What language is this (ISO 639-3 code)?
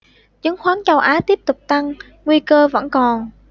vie